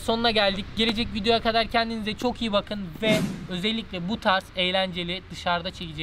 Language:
Turkish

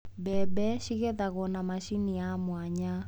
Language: Kikuyu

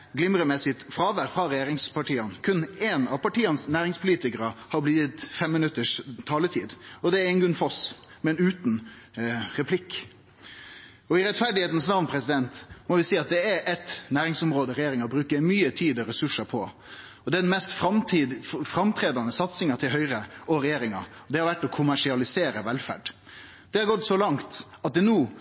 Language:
Norwegian Nynorsk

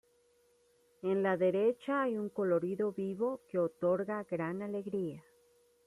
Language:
Spanish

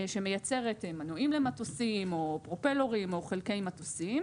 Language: Hebrew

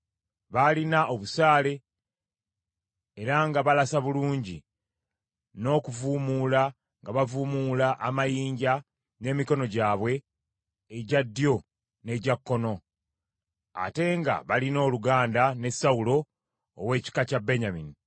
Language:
Ganda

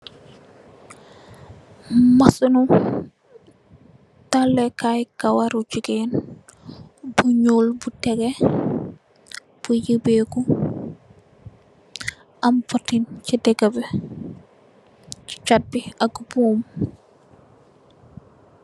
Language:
Wolof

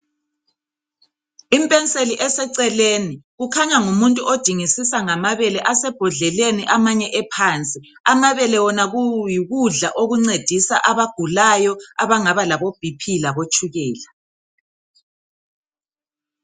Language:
North Ndebele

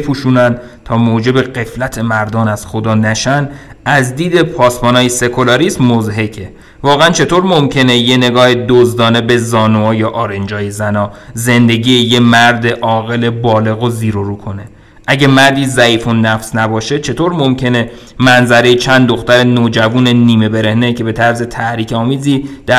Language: Persian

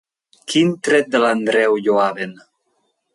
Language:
Catalan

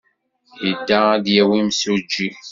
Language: Kabyle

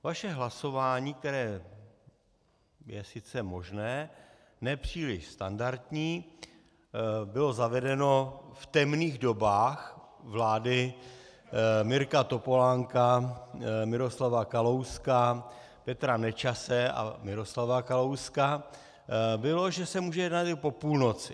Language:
Czech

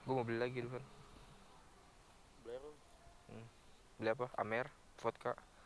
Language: Indonesian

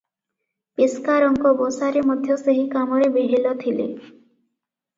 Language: Odia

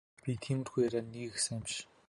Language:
Mongolian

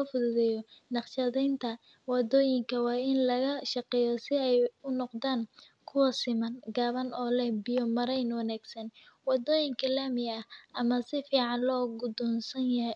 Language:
Somali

